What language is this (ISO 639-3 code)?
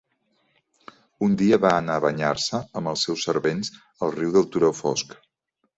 cat